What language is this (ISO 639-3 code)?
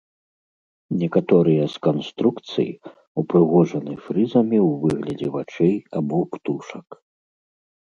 bel